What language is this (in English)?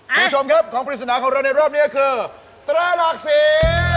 Thai